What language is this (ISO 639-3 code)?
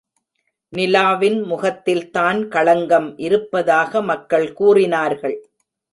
tam